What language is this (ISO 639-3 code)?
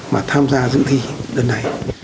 vie